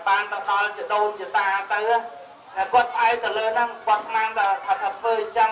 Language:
Portuguese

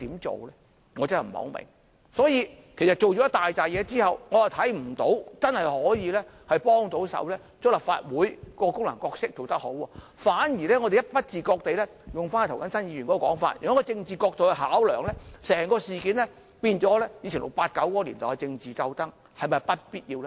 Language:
Cantonese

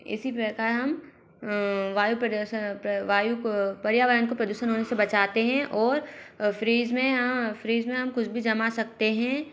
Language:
Hindi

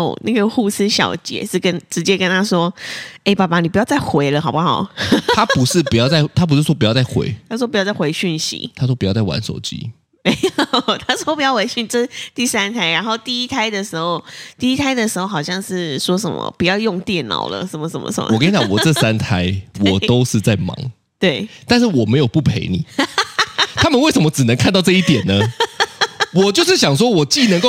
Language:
Chinese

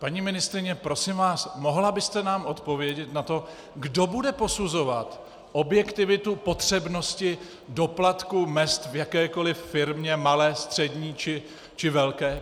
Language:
Czech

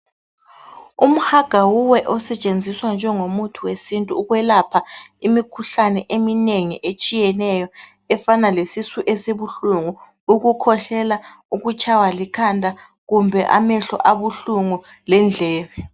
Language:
North Ndebele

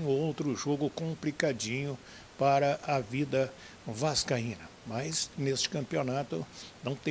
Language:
Portuguese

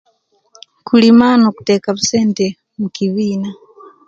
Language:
Kenyi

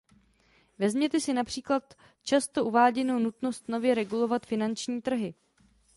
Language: Czech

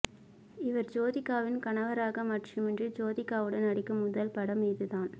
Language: Tamil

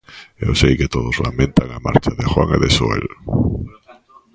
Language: Galician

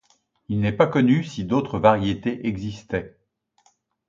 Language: French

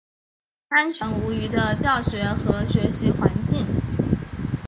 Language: Chinese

